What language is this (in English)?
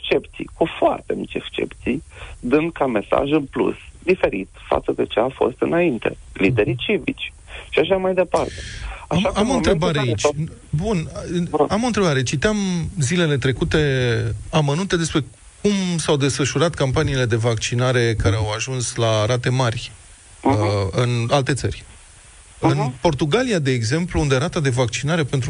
Romanian